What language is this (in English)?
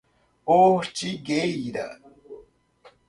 Portuguese